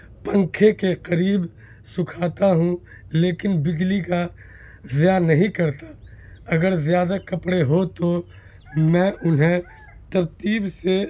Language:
Urdu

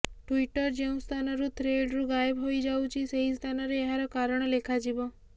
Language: Odia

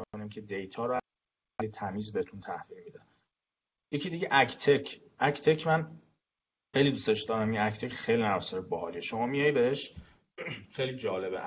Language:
Persian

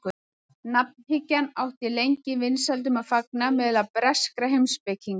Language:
Icelandic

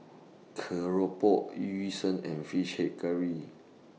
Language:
English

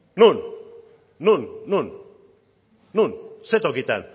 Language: Basque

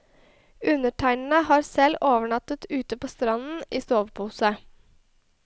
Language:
Norwegian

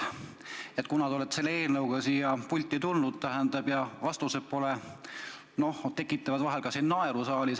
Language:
Estonian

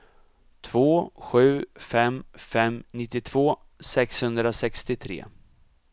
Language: Swedish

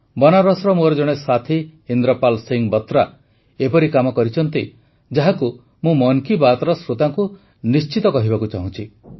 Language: Odia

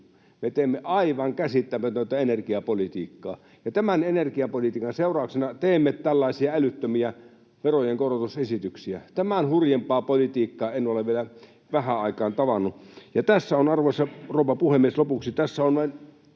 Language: Finnish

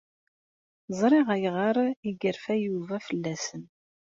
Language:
Kabyle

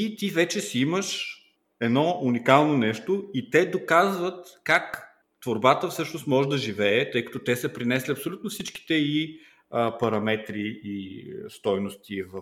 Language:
Bulgarian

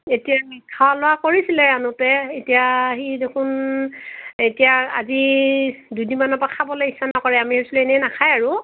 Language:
Assamese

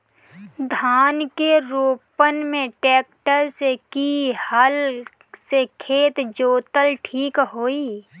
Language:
Bhojpuri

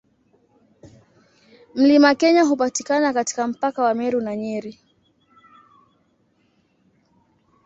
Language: Swahili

